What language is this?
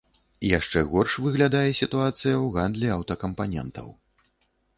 Belarusian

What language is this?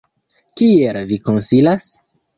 Esperanto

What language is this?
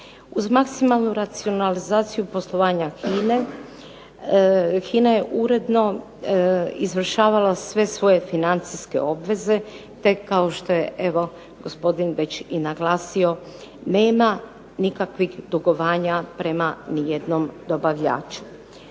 Croatian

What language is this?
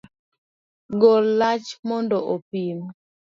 Luo (Kenya and Tanzania)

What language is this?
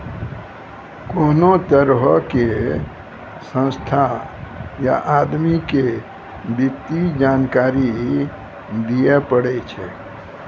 Maithili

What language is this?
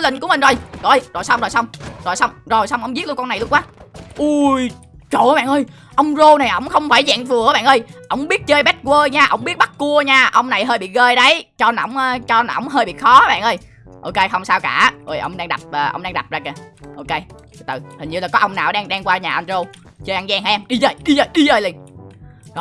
Vietnamese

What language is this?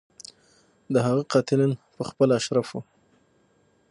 Pashto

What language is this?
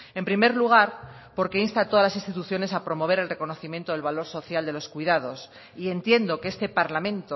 Spanish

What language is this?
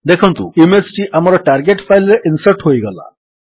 Odia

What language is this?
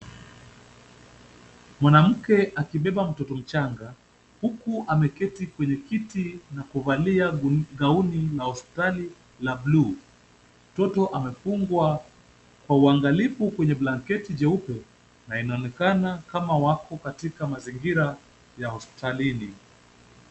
Swahili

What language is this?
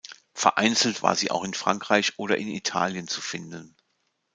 German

